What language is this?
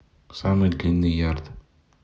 Russian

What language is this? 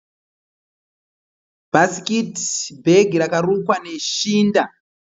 Shona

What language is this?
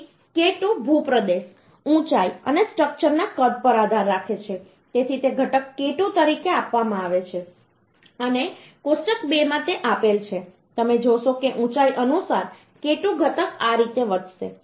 Gujarati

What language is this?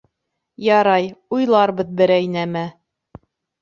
Bashkir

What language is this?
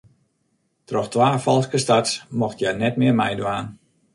Western Frisian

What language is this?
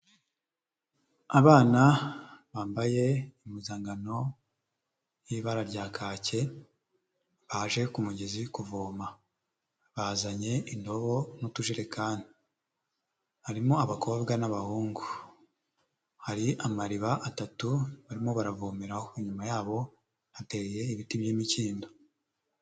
Kinyarwanda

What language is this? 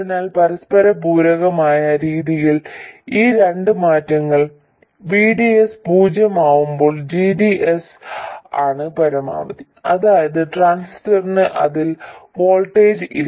Malayalam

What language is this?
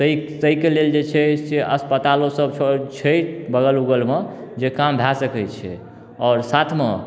Maithili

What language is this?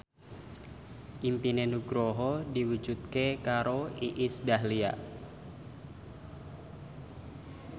Javanese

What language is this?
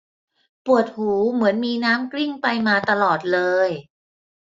Thai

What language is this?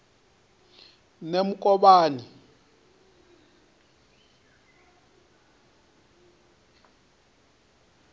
Venda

